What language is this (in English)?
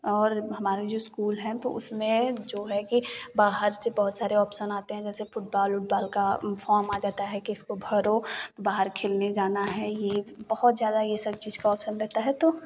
Hindi